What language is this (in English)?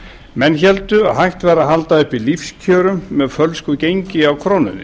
Icelandic